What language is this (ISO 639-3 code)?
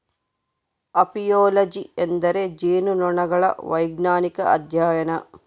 kan